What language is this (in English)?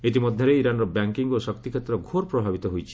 Odia